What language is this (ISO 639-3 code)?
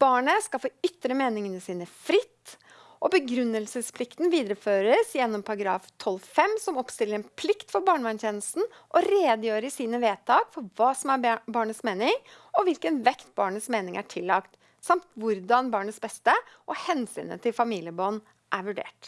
nor